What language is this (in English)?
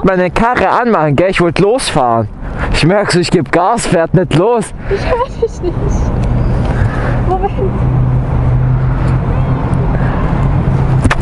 German